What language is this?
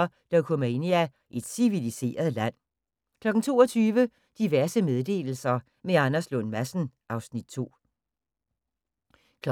Danish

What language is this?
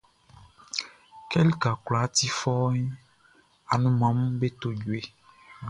Baoulé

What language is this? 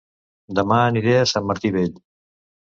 Catalan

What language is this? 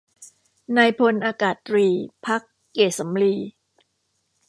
Thai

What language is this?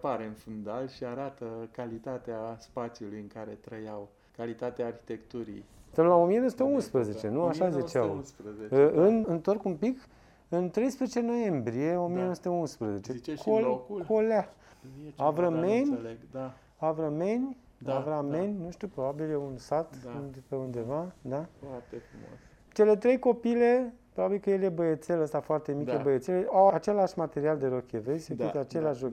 Romanian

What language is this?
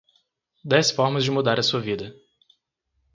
Portuguese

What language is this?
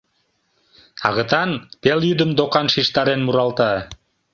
Mari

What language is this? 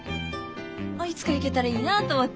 Japanese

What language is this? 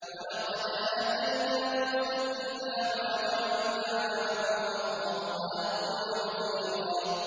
Arabic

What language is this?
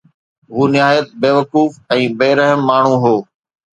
Sindhi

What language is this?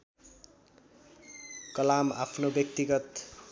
Nepali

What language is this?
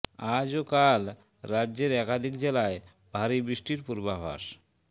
Bangla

